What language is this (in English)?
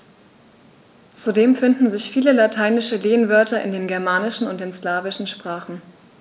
German